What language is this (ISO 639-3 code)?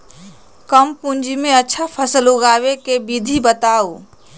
mag